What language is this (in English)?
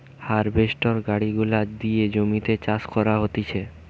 Bangla